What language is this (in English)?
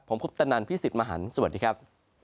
Thai